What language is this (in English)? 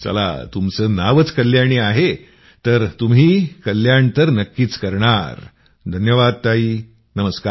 Marathi